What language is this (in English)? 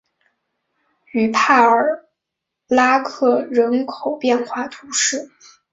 Chinese